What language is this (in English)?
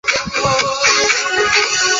Chinese